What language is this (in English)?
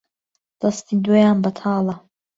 Central Kurdish